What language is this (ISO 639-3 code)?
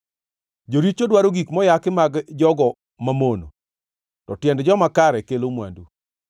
luo